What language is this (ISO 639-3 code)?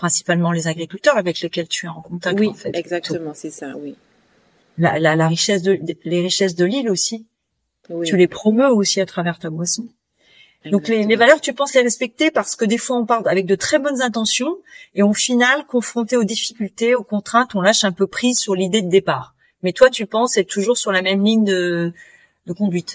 fra